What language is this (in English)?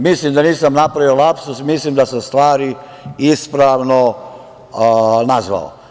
Serbian